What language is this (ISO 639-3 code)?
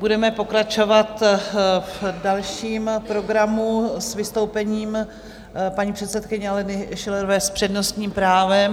ces